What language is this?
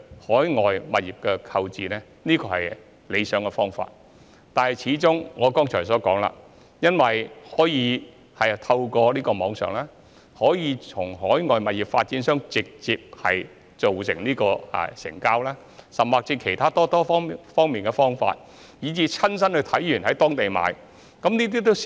Cantonese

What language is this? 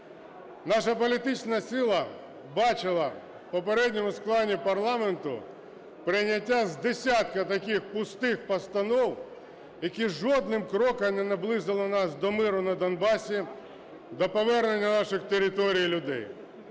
Ukrainian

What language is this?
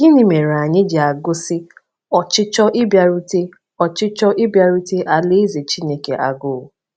Igbo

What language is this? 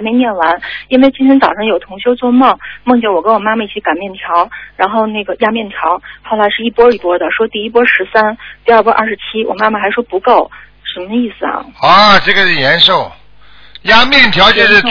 Chinese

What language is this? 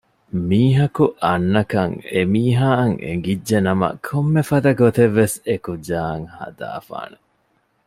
Divehi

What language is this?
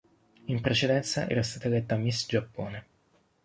Italian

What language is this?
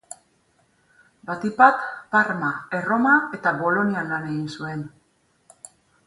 Basque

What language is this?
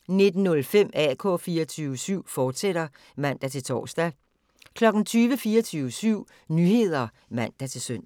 Danish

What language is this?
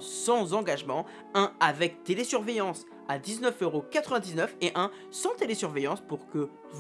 French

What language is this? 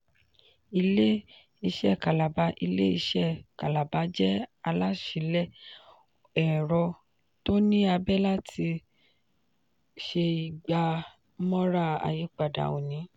Yoruba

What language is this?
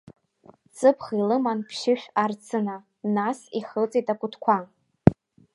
Abkhazian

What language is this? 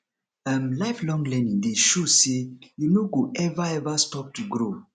Nigerian Pidgin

